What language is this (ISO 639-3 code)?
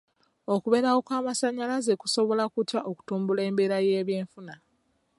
lug